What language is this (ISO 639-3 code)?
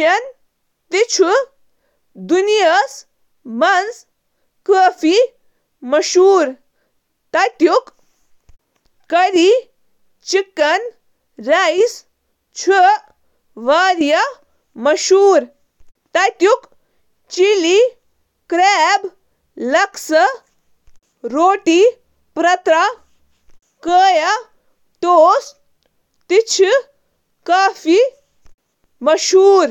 kas